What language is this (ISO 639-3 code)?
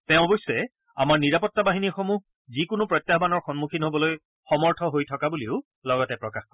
asm